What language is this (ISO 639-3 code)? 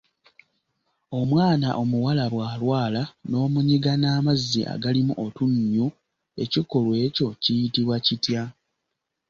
lug